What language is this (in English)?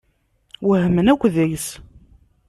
Kabyle